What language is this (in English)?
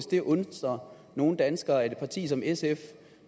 Danish